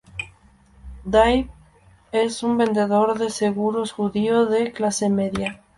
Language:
Spanish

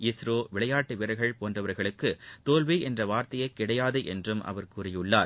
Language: Tamil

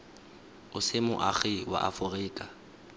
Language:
Tswana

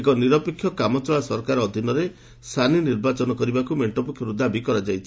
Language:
Odia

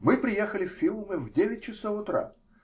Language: Russian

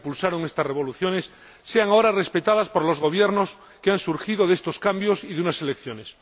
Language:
Spanish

